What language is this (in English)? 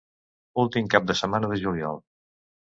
Catalan